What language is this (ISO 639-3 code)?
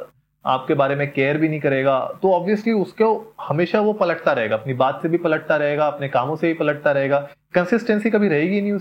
hin